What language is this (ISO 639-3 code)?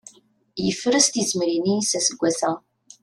kab